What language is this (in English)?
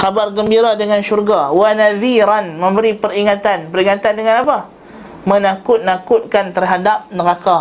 Malay